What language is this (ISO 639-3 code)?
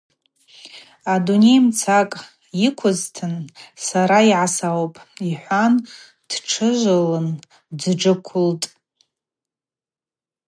abq